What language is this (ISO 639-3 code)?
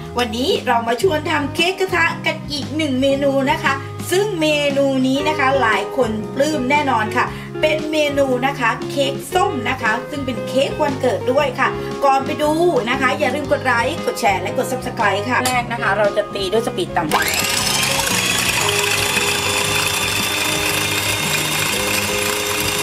tha